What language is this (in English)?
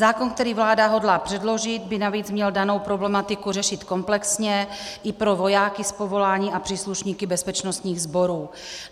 Czech